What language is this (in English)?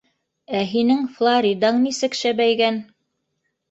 Bashkir